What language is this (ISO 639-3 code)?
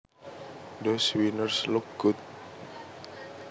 jav